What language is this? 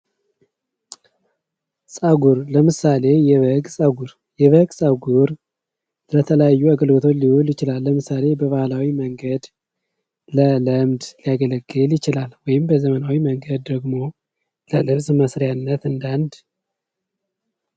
Amharic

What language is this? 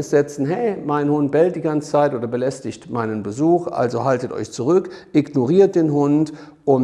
German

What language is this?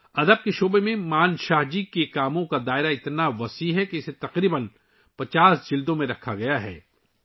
Urdu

